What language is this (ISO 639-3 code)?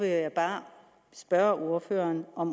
dan